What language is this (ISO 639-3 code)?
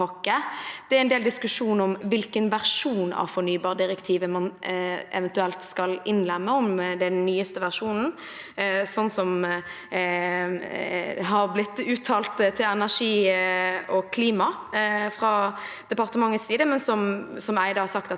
nor